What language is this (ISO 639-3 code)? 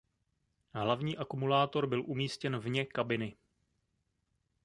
ces